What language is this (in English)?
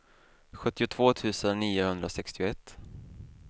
Swedish